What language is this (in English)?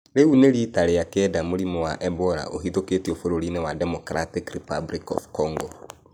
Kikuyu